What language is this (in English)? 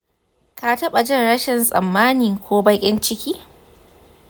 Hausa